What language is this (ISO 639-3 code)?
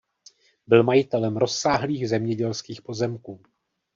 ces